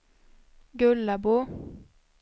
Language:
Swedish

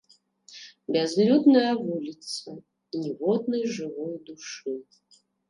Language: Belarusian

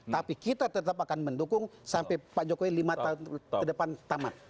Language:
Indonesian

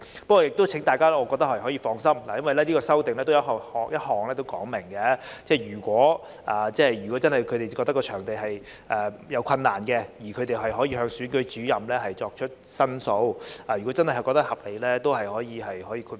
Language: Cantonese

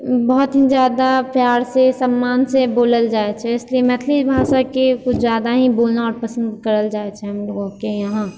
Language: Maithili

